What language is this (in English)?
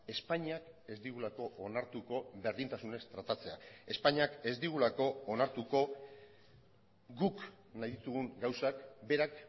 Basque